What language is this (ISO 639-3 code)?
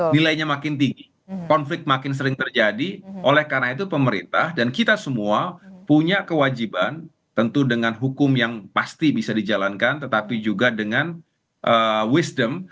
ind